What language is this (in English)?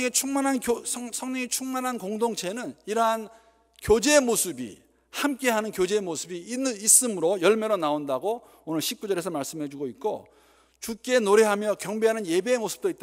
Korean